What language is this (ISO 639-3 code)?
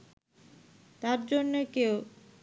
ben